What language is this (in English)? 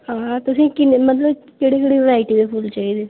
Dogri